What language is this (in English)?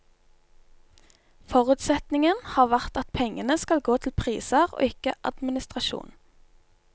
Norwegian